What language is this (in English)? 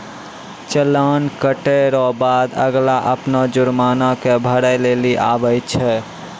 Maithili